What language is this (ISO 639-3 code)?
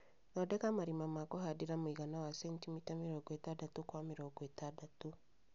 kik